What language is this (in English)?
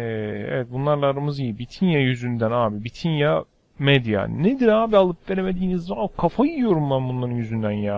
Turkish